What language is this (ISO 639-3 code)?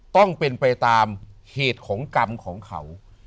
tha